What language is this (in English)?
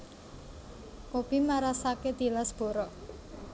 Javanese